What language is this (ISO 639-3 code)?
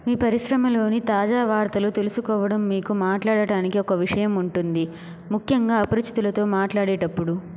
tel